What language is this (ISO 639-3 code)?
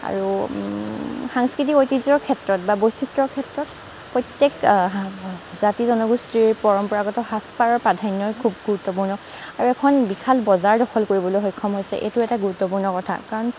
asm